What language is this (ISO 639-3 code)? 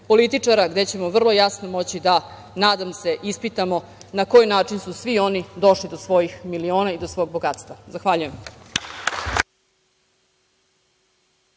srp